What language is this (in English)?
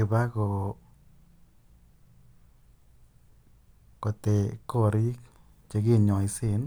Kalenjin